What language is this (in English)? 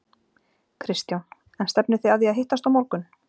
Icelandic